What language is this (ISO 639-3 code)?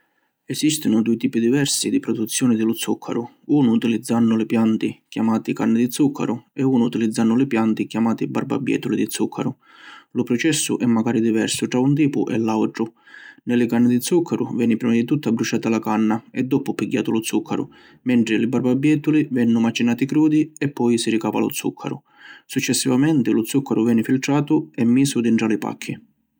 scn